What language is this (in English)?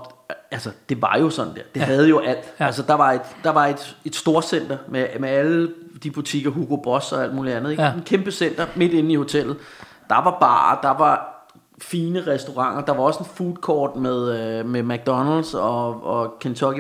Danish